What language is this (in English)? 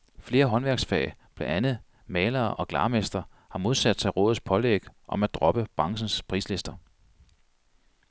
Danish